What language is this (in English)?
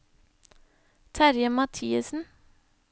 Norwegian